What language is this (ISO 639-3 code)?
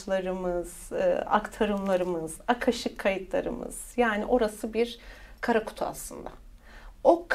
tur